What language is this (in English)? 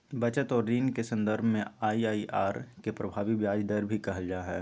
Magahi